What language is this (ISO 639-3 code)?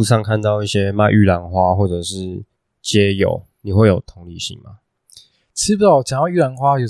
zho